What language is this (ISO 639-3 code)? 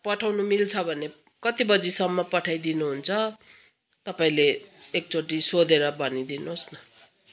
nep